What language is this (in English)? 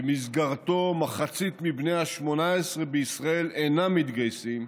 Hebrew